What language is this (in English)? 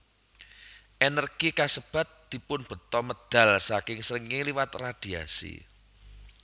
Javanese